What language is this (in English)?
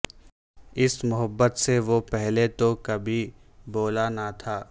Urdu